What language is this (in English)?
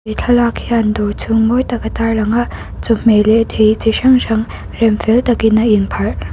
Mizo